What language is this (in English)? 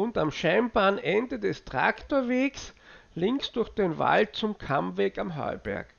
German